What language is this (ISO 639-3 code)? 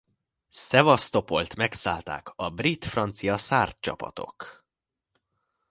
hun